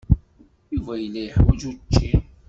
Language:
Kabyle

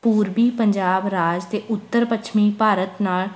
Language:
Punjabi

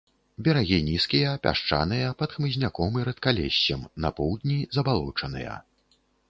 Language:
Belarusian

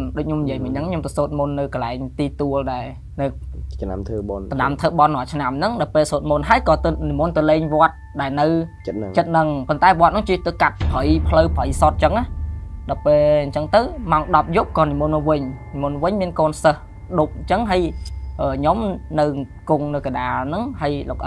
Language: Vietnamese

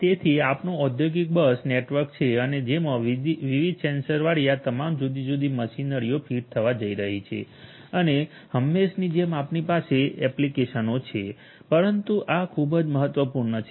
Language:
Gujarati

